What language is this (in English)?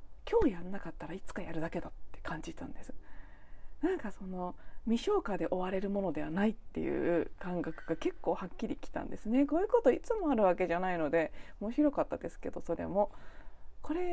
Japanese